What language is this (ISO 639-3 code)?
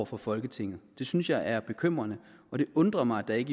dan